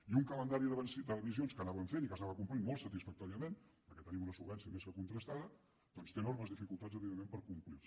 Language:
Catalan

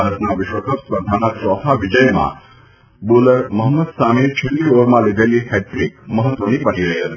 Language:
Gujarati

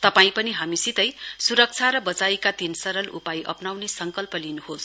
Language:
Nepali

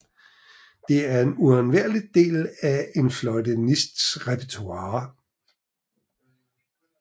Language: Danish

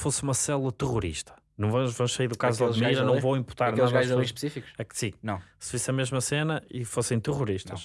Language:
Portuguese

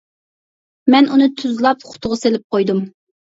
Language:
Uyghur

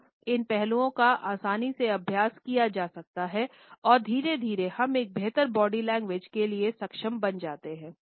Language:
Hindi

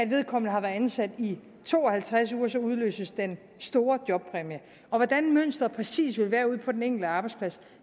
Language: Danish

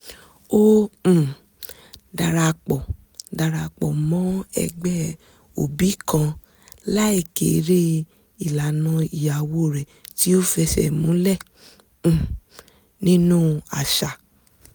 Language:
Yoruba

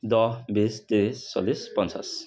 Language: Assamese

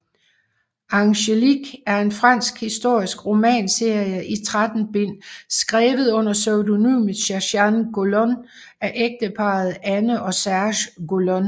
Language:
Danish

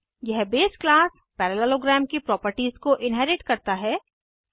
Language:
Hindi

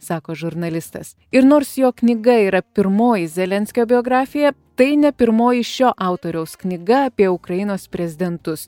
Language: Lithuanian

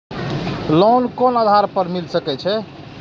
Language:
Maithili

